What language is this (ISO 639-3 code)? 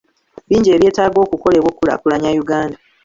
lug